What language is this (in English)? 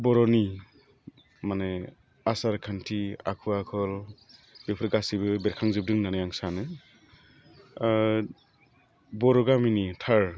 Bodo